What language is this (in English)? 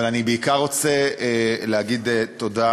Hebrew